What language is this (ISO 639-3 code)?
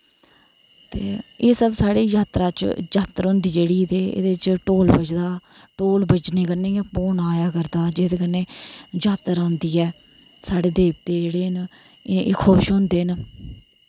doi